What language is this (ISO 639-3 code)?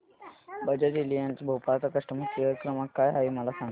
mar